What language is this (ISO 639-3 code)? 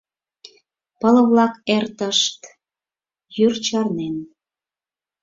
chm